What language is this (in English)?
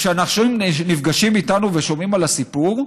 Hebrew